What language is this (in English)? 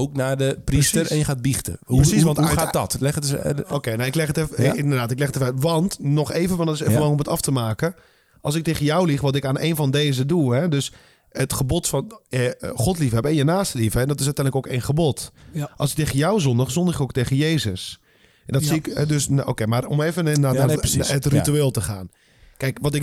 Dutch